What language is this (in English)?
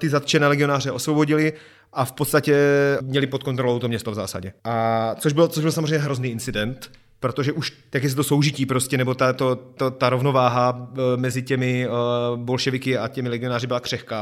Czech